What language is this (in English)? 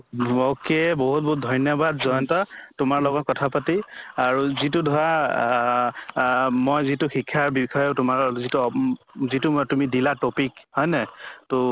Assamese